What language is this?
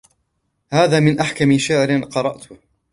Arabic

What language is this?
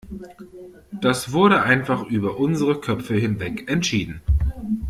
German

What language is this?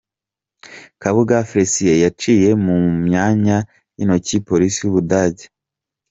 Kinyarwanda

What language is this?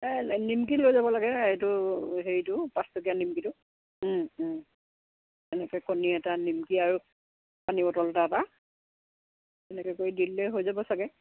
Assamese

